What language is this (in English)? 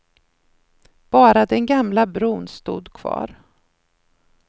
Swedish